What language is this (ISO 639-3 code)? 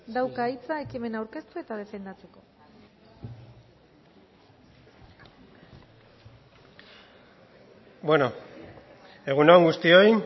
eus